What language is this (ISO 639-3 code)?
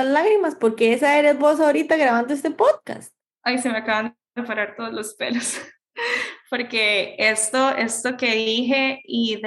spa